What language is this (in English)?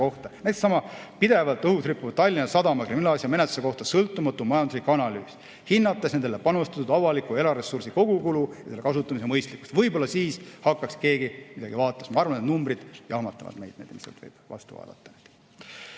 Estonian